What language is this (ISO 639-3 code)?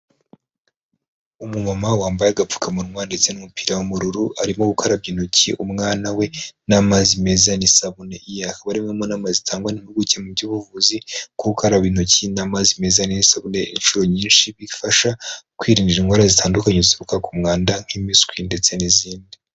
kin